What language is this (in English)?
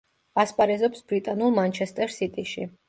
Georgian